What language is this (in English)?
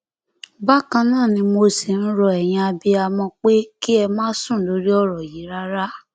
Yoruba